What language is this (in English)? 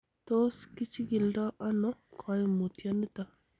Kalenjin